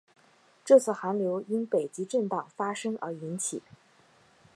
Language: Chinese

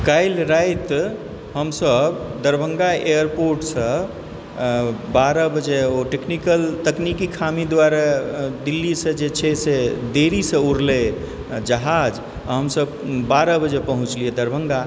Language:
Maithili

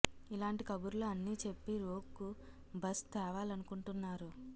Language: Telugu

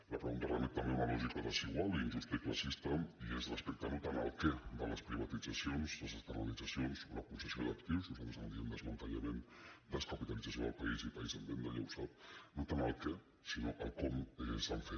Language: Catalan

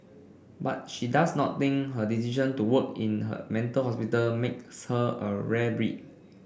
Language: English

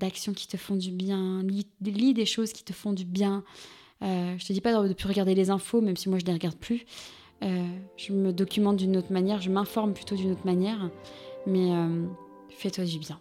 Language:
French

